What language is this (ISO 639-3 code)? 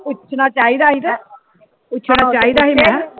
pan